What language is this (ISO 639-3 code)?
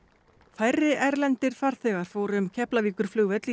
isl